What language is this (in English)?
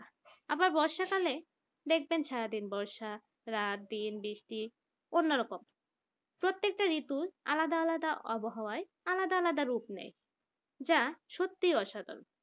Bangla